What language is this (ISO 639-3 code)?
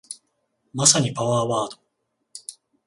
jpn